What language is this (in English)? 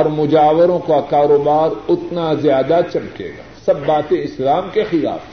Urdu